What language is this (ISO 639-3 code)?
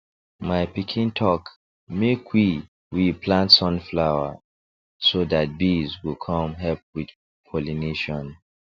pcm